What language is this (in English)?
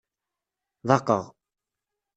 Kabyle